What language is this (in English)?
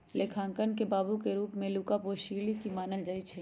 Magahi